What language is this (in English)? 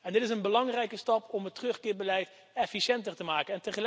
Dutch